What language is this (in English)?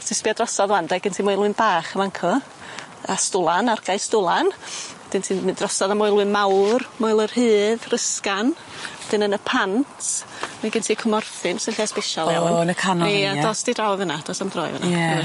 Welsh